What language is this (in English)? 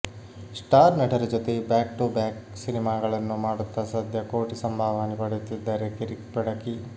Kannada